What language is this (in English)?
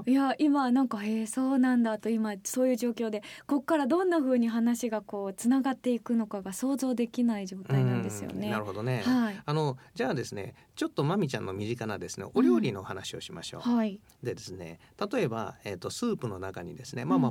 Japanese